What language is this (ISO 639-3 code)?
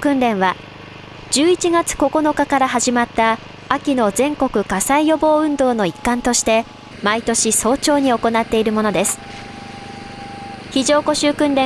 jpn